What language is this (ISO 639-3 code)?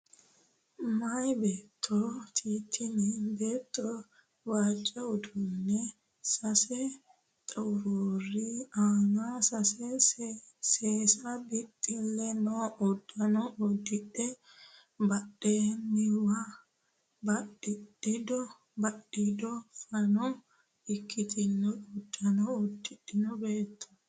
sid